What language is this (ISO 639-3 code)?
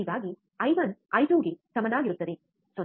kan